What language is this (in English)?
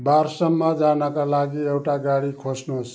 Nepali